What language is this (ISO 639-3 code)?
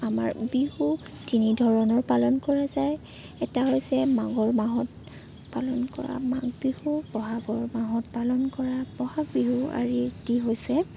asm